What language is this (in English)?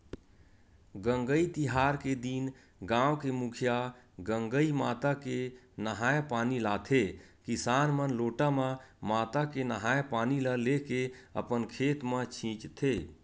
Chhattisgarhi